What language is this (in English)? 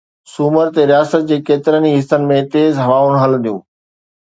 Sindhi